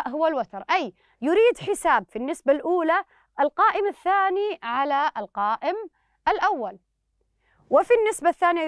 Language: Arabic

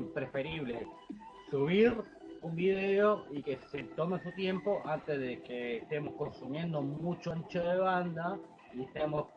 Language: Spanish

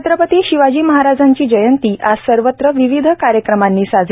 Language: Marathi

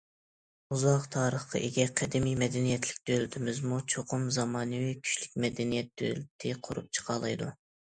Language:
Uyghur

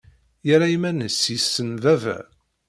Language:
Kabyle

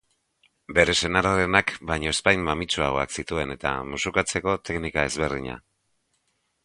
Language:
Basque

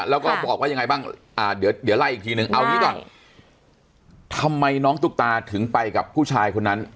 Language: Thai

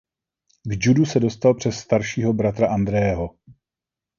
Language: Czech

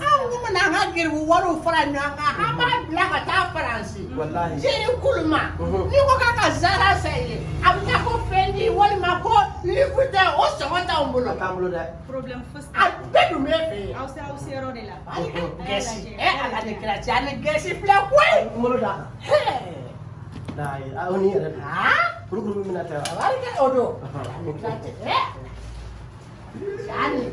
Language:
Indonesian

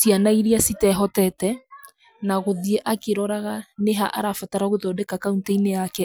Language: Kikuyu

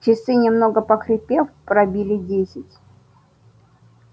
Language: Russian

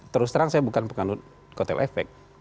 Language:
Indonesian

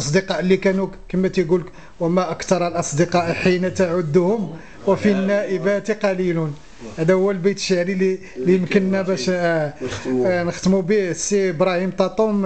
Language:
Arabic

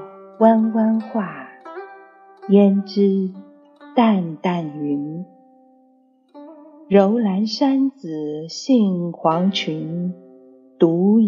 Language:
Chinese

